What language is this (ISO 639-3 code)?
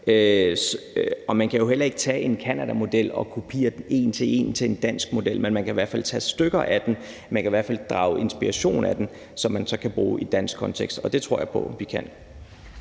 dan